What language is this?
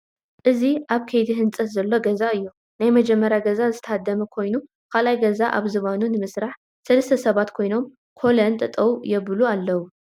Tigrinya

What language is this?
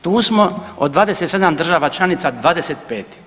Croatian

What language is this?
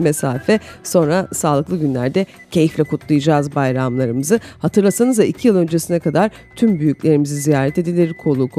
Turkish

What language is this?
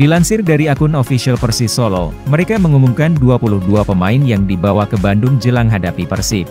Indonesian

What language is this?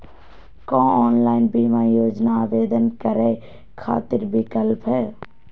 Magahi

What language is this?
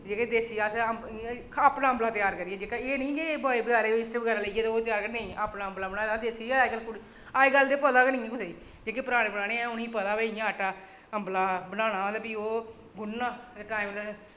Dogri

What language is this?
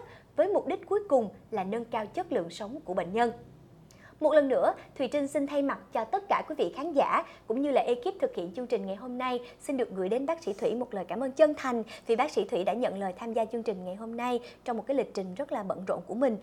Vietnamese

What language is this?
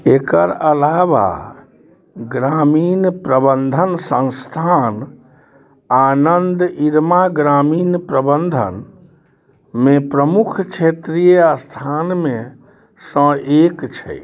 Maithili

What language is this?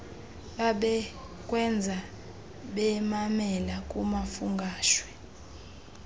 Xhosa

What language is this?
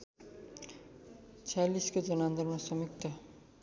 Nepali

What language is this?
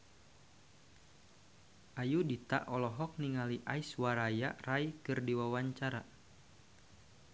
Sundanese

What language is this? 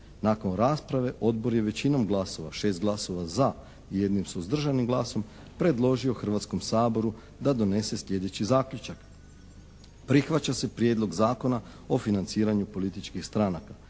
Croatian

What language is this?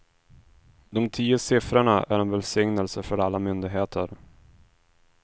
Swedish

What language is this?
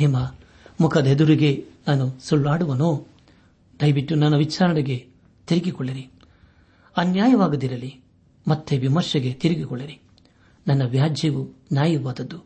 Kannada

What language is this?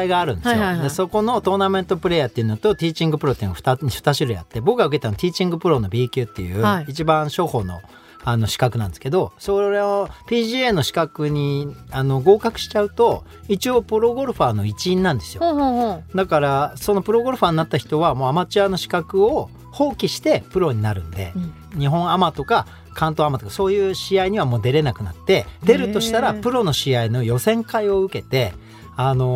Japanese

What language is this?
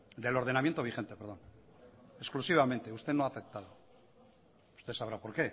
Spanish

